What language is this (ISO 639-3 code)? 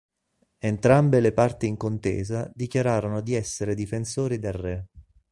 ita